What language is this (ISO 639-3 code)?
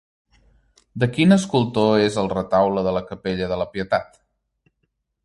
cat